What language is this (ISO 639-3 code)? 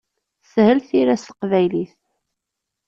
kab